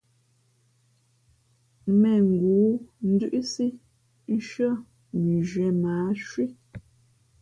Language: Fe'fe'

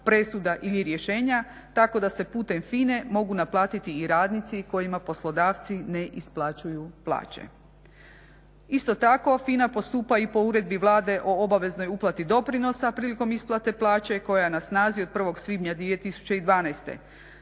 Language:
Croatian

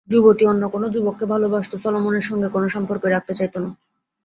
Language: Bangla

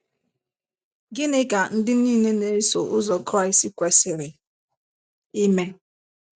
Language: Igbo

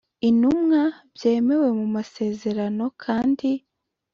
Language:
Kinyarwanda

